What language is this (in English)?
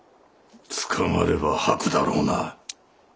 Japanese